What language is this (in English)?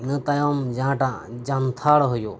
Santali